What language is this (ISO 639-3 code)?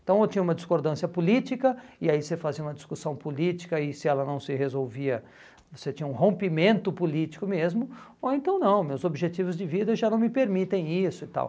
por